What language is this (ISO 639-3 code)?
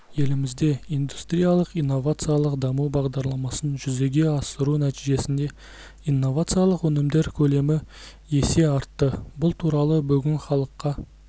kaz